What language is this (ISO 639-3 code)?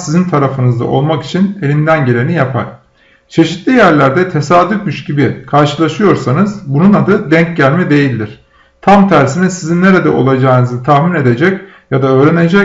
tur